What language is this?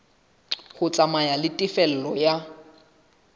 Southern Sotho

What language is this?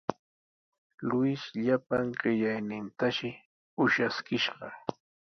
Sihuas Ancash Quechua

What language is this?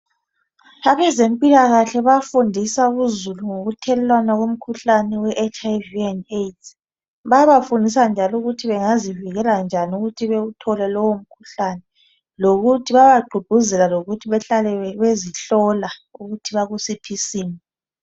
North Ndebele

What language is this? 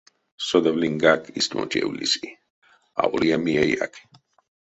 Erzya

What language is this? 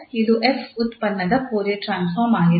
Kannada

